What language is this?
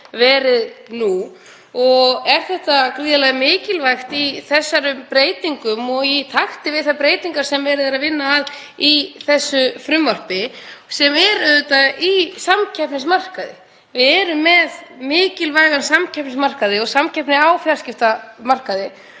Icelandic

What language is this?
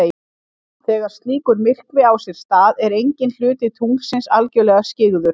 Icelandic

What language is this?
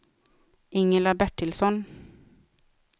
Swedish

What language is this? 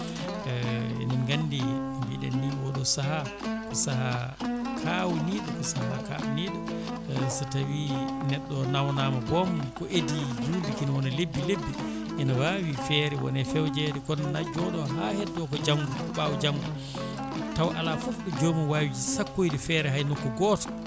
Fula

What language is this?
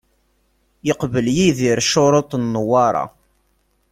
Kabyle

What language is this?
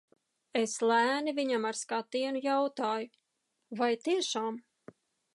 Latvian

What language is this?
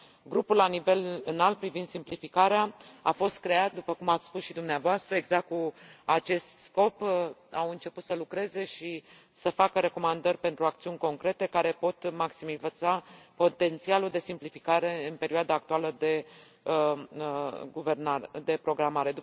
Romanian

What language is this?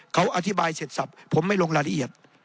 Thai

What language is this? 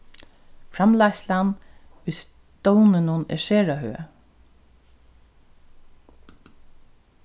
Faroese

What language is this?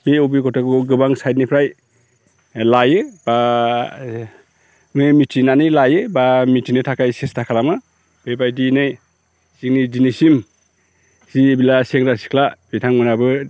Bodo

